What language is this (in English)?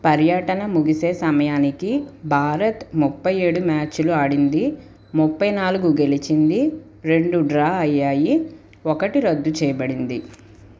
Telugu